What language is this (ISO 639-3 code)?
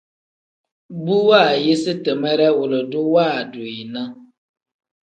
kdh